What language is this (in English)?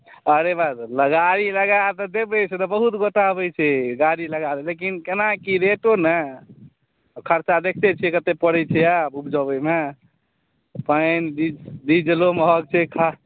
Maithili